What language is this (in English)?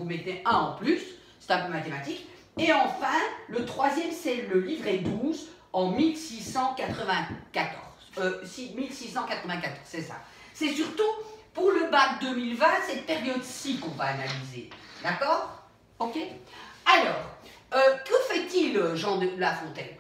French